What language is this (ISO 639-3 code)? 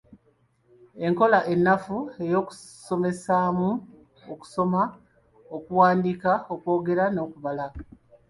lug